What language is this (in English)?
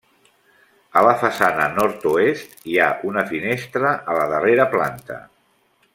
Catalan